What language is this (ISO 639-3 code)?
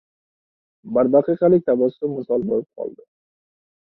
uzb